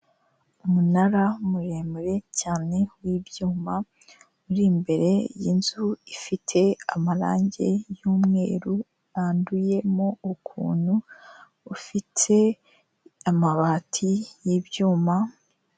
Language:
Kinyarwanda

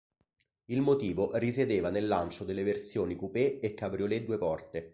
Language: Italian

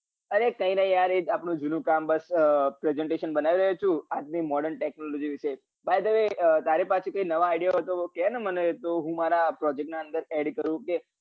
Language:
Gujarati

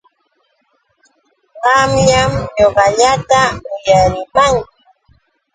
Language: Yauyos Quechua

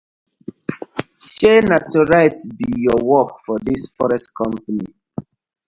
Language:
Nigerian Pidgin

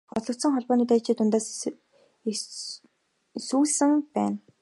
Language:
Mongolian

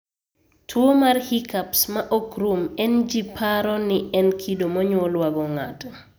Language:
Luo (Kenya and Tanzania)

